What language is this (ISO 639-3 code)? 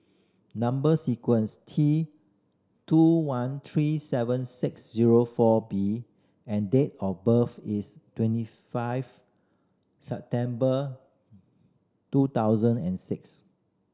eng